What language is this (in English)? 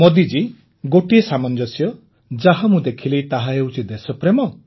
Odia